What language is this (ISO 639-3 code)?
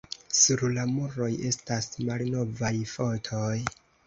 epo